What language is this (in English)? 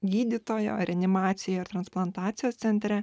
Lithuanian